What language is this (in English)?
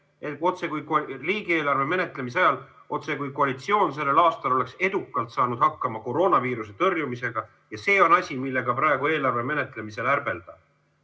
Estonian